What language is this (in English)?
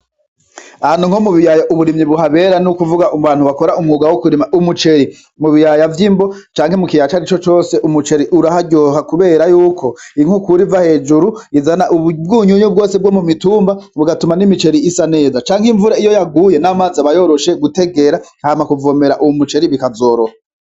Rundi